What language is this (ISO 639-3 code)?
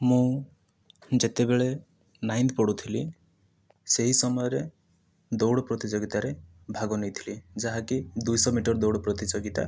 ori